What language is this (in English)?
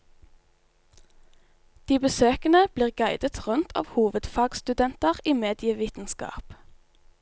Norwegian